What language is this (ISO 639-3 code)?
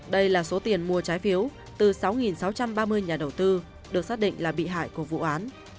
vie